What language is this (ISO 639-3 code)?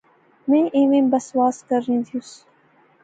phr